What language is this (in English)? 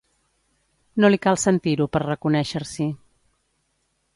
Catalan